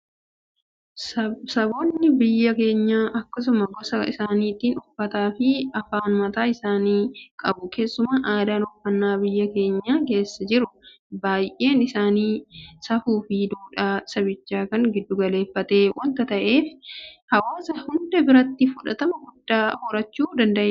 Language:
Oromo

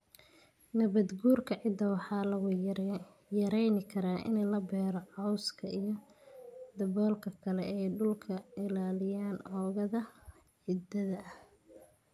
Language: Somali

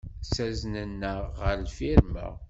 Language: Kabyle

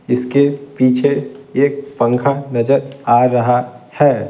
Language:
Hindi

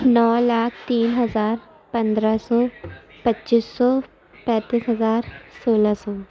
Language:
Urdu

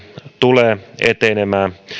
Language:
Finnish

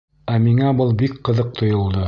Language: Bashkir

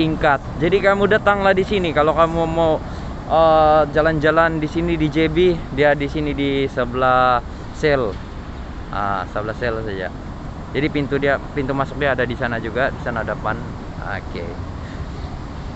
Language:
Indonesian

